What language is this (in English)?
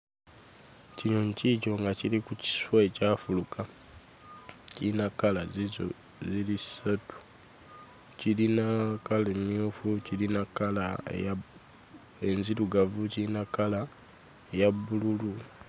Ganda